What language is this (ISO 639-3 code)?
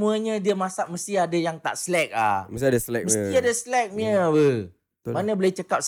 msa